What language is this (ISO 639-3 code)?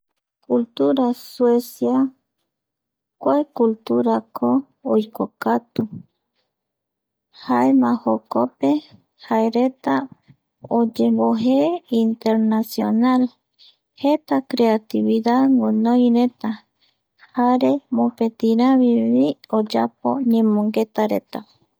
gui